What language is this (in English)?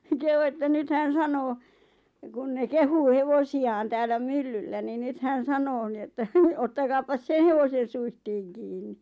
Finnish